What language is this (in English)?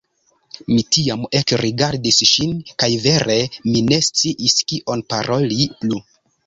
Esperanto